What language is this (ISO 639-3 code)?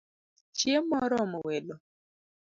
luo